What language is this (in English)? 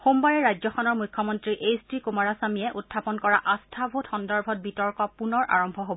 Assamese